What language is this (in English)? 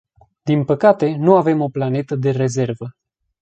Romanian